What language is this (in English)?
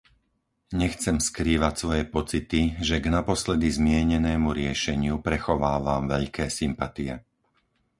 Slovak